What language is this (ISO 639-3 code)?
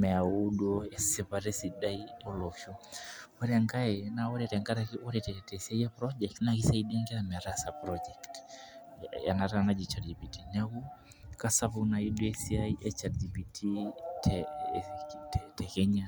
mas